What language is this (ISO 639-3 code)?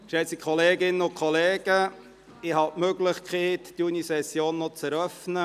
gsw